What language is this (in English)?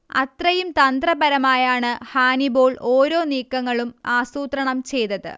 Malayalam